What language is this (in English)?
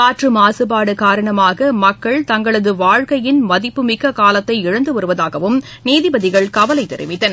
Tamil